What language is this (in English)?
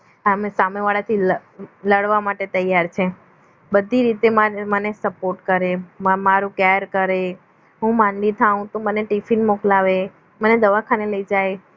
Gujarati